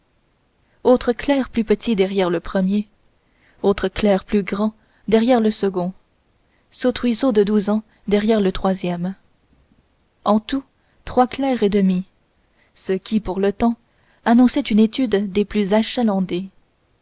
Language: French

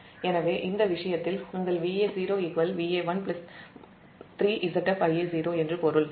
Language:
Tamil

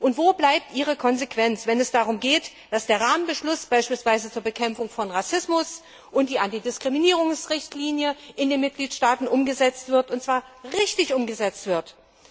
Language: German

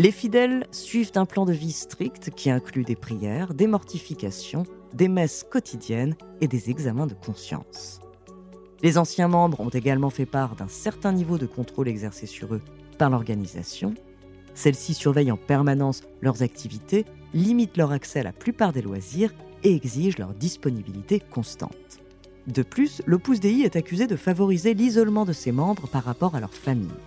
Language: French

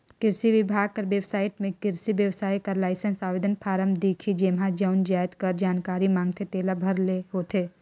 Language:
Chhattisgarhi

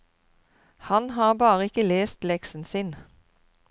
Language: Norwegian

